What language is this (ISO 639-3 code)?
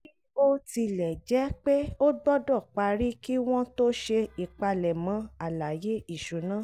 yor